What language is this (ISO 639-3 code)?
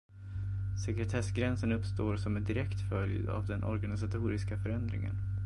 swe